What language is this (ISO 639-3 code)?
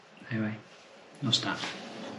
cym